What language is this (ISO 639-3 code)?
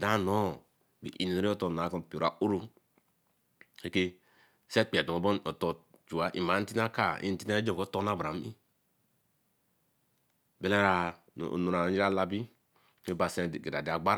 elm